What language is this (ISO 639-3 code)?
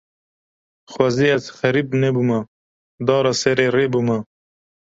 kur